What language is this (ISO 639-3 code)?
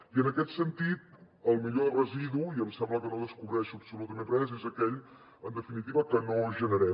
cat